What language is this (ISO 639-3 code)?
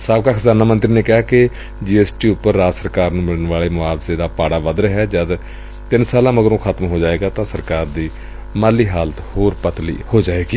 pan